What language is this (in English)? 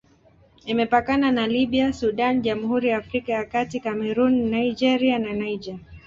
Swahili